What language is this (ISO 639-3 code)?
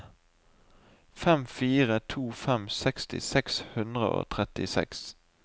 nor